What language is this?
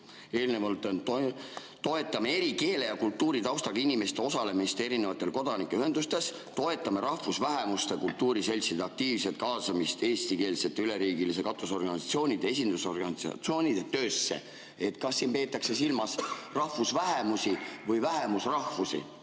Estonian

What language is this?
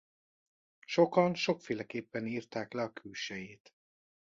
Hungarian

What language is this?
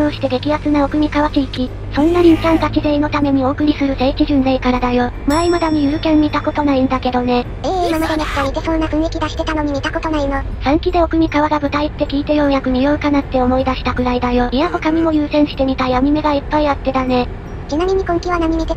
Japanese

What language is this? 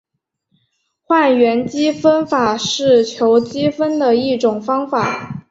Chinese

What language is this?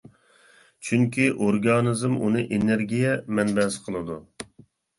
Uyghur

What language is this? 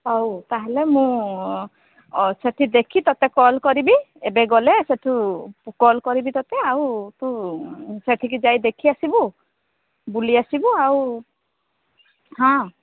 Odia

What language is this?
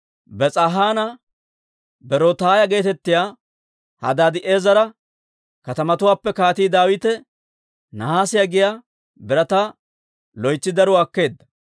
Dawro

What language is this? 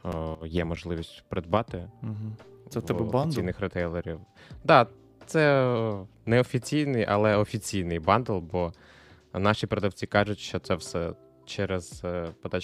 Ukrainian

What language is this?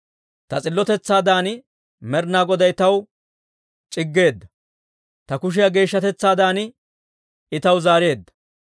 Dawro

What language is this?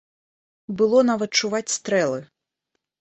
Belarusian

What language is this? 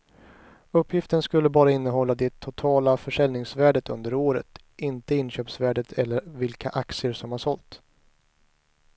Swedish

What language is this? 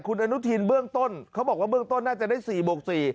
Thai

